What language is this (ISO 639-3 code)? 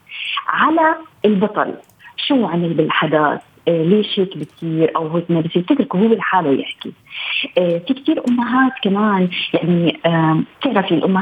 ara